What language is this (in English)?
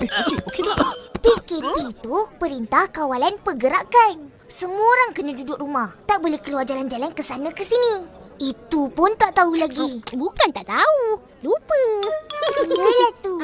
Malay